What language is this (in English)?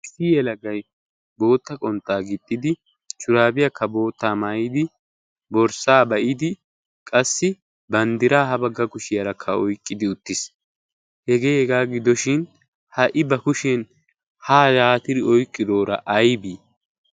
Wolaytta